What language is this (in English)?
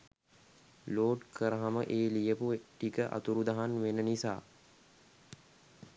Sinhala